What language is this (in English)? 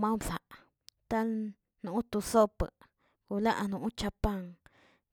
Tilquiapan Zapotec